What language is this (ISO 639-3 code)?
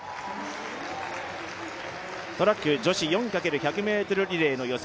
jpn